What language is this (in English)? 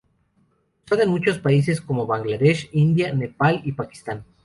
Spanish